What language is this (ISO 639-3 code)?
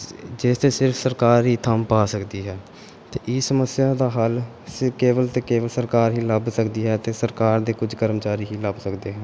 pan